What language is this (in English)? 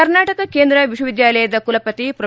Kannada